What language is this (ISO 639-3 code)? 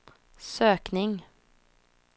swe